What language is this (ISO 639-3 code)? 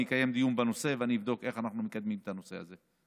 heb